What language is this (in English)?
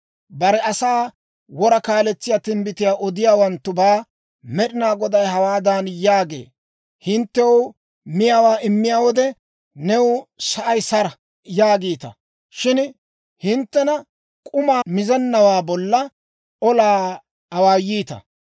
Dawro